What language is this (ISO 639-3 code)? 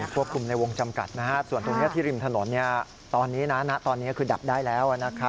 tha